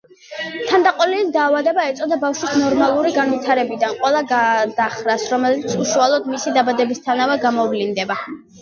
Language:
Georgian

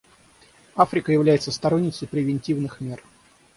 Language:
Russian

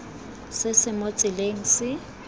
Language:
Tswana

